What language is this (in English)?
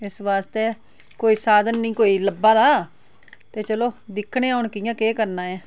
Dogri